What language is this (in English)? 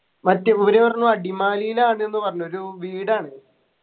Malayalam